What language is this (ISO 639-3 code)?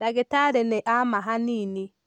kik